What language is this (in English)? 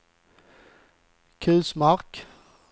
Swedish